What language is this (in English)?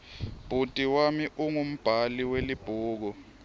Swati